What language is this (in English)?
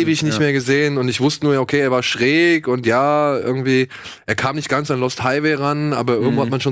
German